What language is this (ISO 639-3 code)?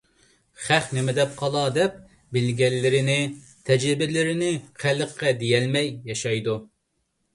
uig